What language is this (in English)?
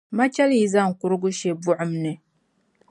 Dagbani